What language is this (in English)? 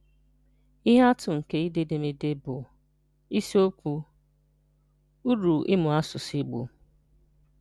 Igbo